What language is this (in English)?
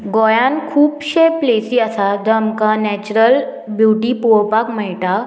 Konkani